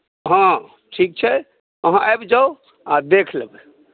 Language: Maithili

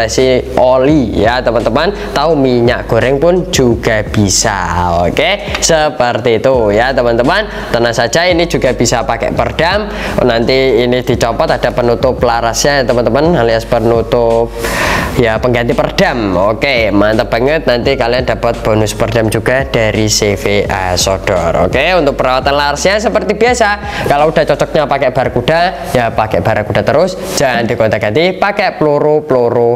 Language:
Indonesian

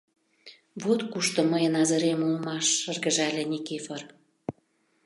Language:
Mari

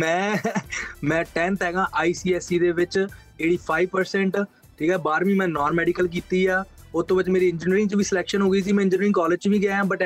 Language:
Punjabi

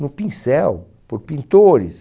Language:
Portuguese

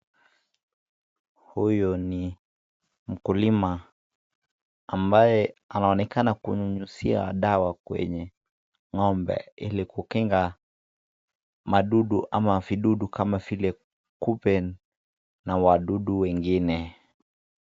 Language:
Swahili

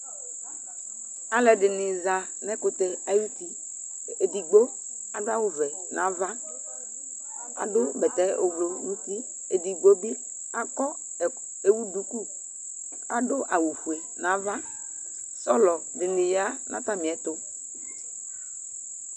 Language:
Ikposo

